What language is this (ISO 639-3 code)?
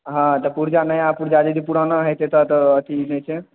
mai